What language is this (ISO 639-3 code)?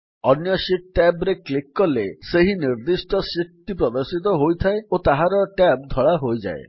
ori